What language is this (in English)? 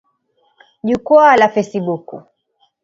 Swahili